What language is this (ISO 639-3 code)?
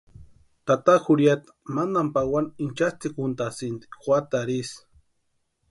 pua